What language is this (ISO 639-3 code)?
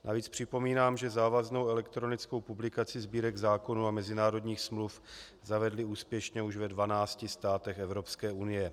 ces